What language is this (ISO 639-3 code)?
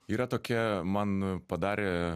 lit